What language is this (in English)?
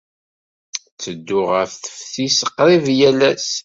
Kabyle